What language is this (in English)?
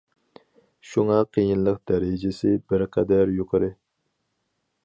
Uyghur